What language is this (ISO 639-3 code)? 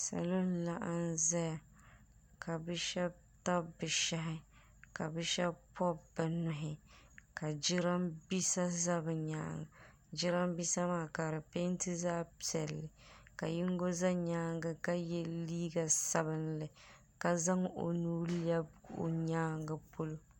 dag